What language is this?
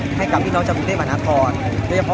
Thai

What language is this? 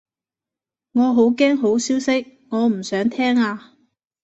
Cantonese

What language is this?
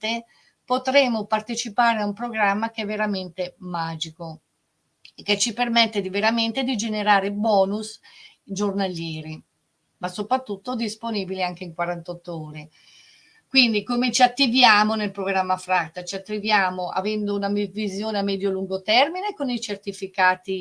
Italian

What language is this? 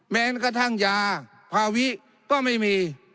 Thai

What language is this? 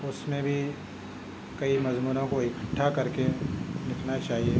Urdu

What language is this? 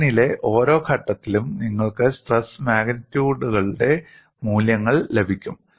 Malayalam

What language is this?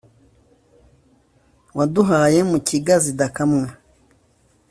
Kinyarwanda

